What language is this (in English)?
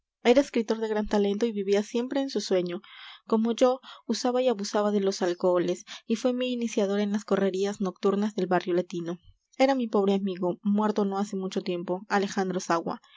Spanish